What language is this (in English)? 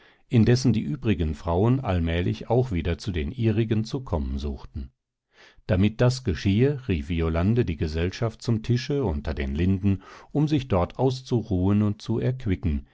German